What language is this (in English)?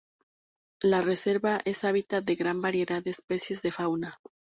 Spanish